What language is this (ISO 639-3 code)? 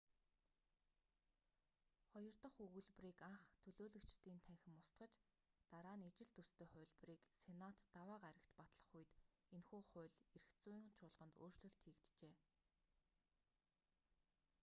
mon